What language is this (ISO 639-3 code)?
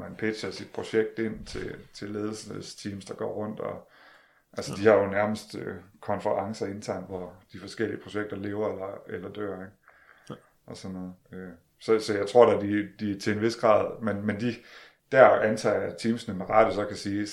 dan